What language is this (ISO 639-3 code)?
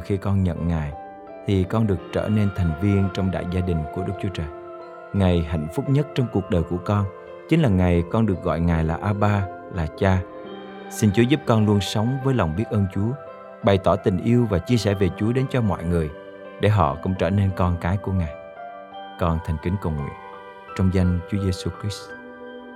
vie